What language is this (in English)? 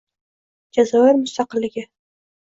Uzbek